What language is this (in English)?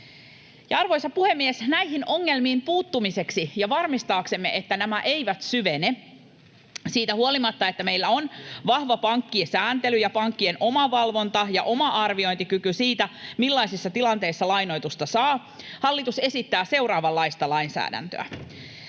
Finnish